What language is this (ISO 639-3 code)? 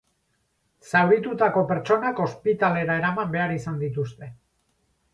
eus